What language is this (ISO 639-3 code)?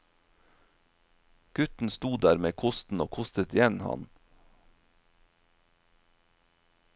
nor